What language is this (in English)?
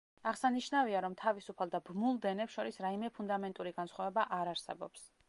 Georgian